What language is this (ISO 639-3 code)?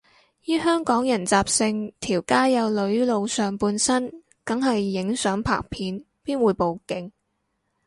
yue